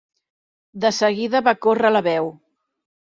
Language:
Catalan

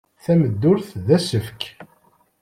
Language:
Kabyle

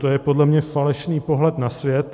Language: Czech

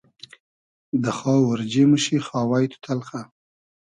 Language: Hazaragi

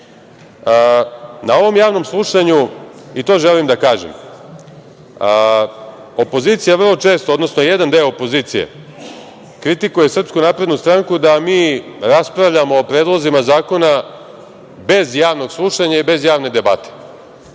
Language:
Serbian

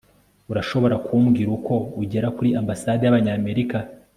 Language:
Kinyarwanda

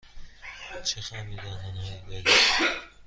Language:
Persian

